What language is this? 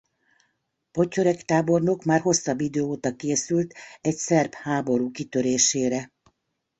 Hungarian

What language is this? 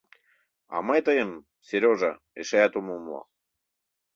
Mari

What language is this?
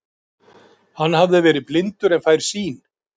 Icelandic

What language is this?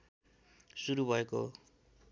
Nepali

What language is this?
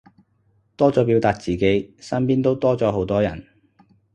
Cantonese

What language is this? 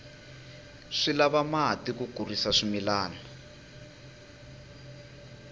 Tsonga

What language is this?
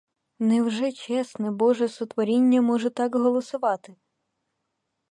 Ukrainian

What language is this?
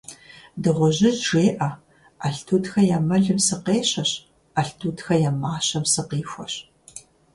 Kabardian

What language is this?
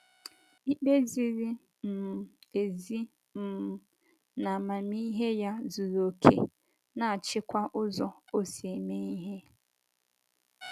Igbo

